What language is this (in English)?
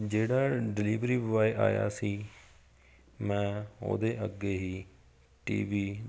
Punjabi